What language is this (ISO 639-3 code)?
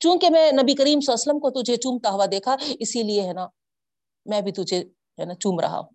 urd